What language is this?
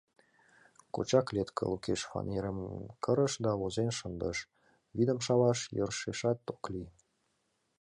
Mari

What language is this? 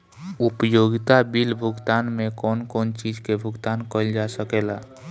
Bhojpuri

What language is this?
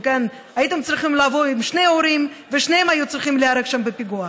Hebrew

